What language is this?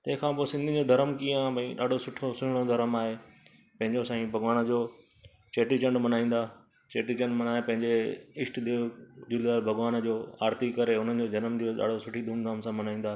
Sindhi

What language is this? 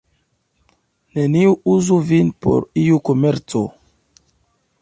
Esperanto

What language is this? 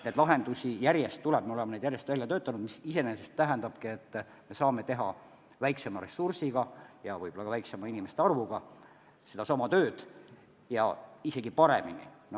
Estonian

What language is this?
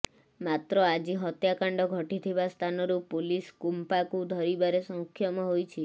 Odia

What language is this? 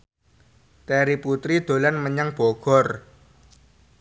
Javanese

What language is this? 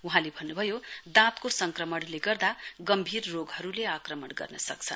Nepali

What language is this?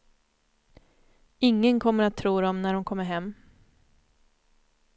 Swedish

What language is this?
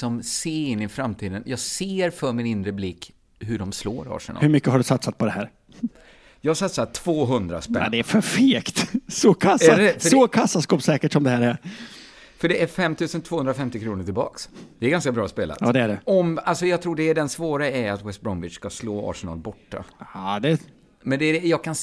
Swedish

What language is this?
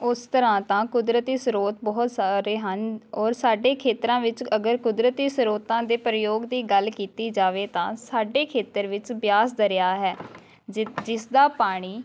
Punjabi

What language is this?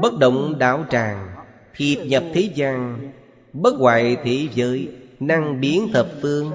Vietnamese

